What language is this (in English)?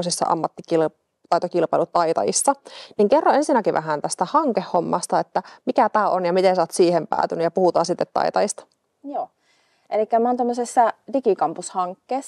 Finnish